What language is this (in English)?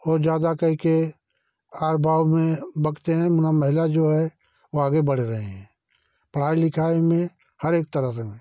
Hindi